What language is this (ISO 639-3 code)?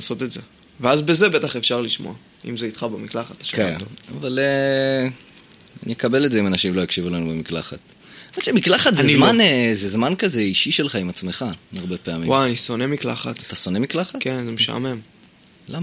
heb